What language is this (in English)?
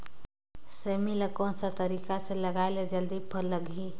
Chhattisgarhi